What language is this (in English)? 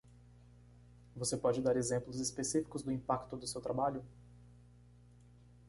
Portuguese